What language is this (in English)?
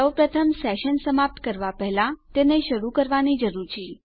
Gujarati